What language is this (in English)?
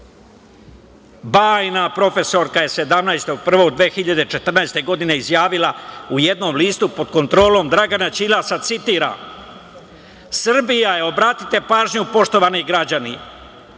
Serbian